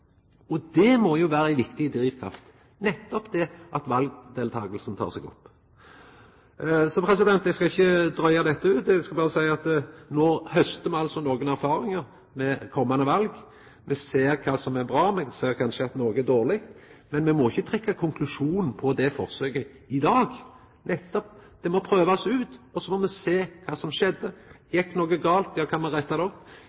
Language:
Norwegian Nynorsk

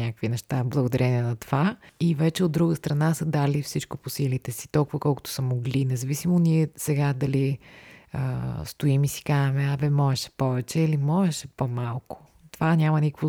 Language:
Bulgarian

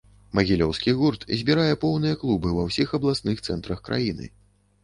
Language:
Belarusian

